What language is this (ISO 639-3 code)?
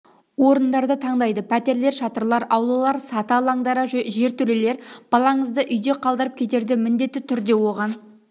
kaz